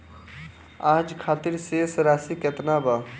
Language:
Bhojpuri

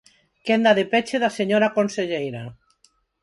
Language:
Galician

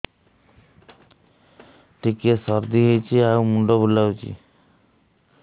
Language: Odia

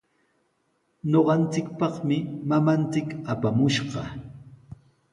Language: Sihuas Ancash Quechua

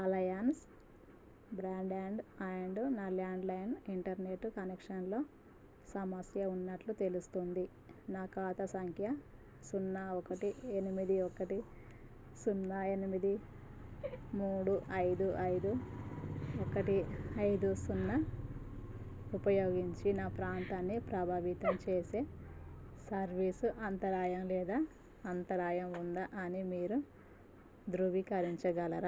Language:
Telugu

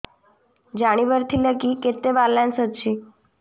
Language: Odia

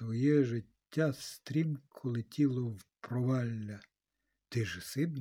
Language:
Ukrainian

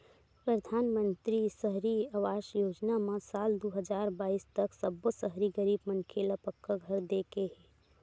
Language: Chhattisgarhi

